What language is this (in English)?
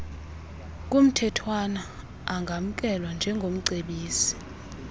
Xhosa